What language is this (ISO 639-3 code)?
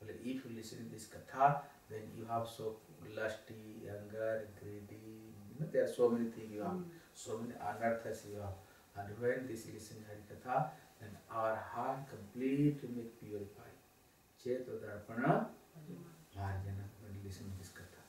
spa